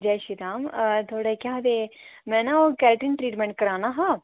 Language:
Dogri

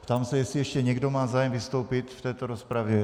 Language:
Czech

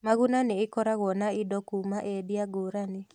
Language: Kikuyu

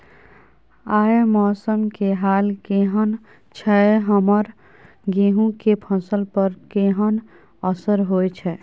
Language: Maithili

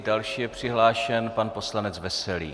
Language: Czech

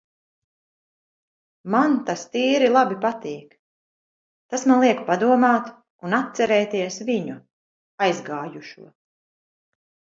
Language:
Latvian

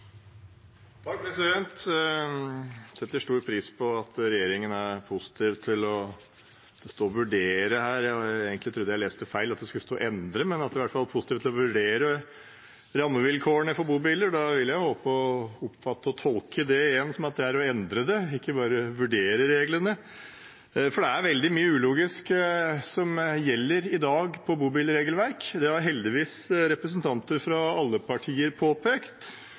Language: Norwegian Bokmål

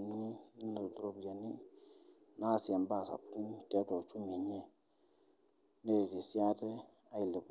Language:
Masai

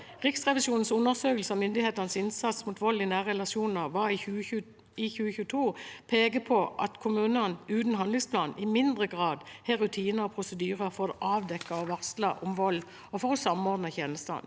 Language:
Norwegian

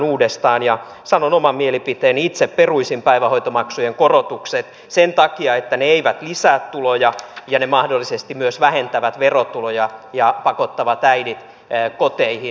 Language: Finnish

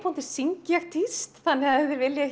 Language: Icelandic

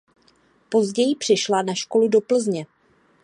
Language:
Czech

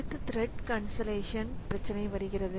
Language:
Tamil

